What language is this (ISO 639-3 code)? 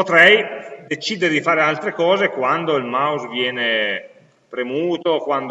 ita